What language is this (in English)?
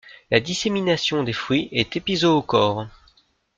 French